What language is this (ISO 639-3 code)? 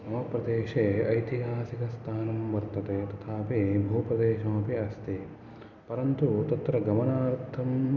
san